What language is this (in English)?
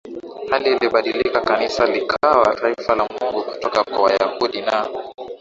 Swahili